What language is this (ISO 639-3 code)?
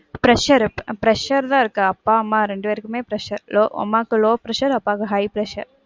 tam